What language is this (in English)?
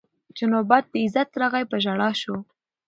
Pashto